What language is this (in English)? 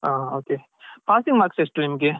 Kannada